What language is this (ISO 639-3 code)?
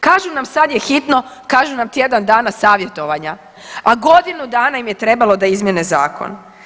hrv